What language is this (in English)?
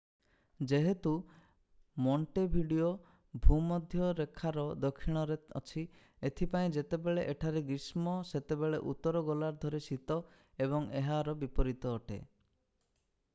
Odia